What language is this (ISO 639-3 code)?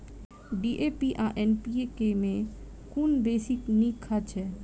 mai